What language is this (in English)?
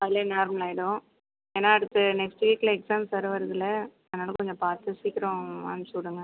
Tamil